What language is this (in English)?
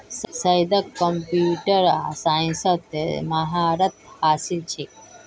Magahi